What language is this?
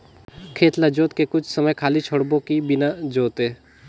Chhattisgarhi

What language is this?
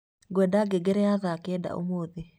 Kikuyu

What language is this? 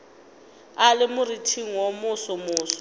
Northern Sotho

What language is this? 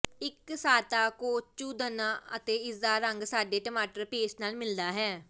Punjabi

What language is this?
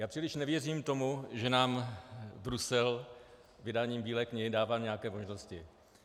Czech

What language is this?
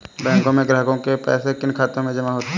Hindi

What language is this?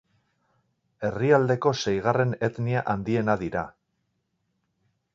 Basque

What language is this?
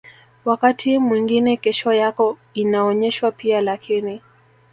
Swahili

